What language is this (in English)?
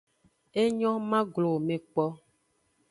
Aja (Benin)